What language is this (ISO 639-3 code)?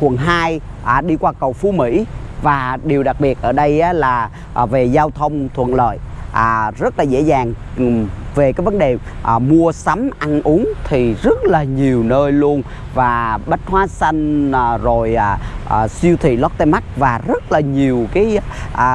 vie